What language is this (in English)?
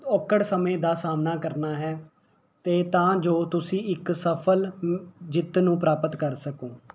Punjabi